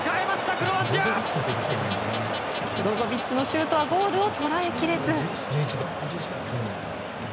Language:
Japanese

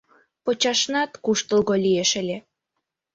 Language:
Mari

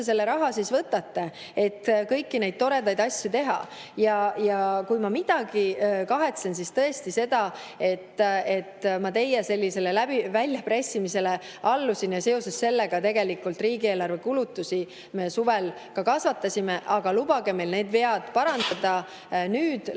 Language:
Estonian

